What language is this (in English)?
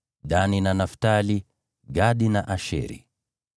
Swahili